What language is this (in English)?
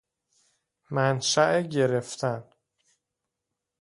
Persian